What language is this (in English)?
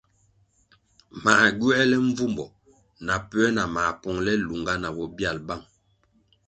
Kwasio